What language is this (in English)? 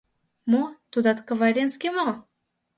Mari